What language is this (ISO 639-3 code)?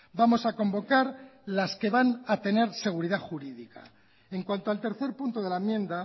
spa